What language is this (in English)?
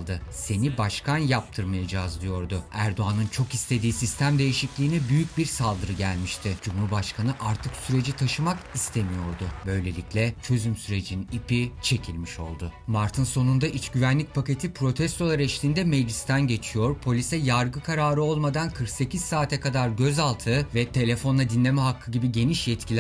Turkish